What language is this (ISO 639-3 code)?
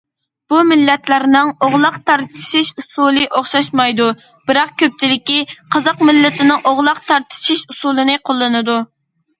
uig